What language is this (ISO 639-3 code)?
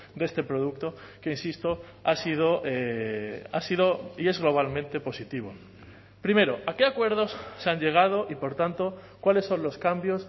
spa